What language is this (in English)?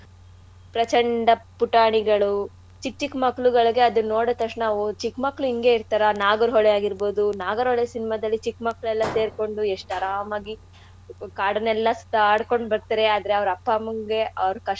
Kannada